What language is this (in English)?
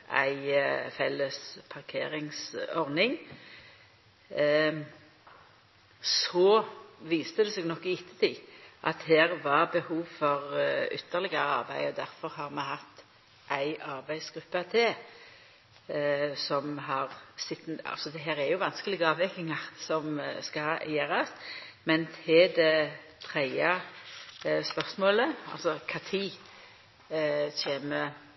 Norwegian Nynorsk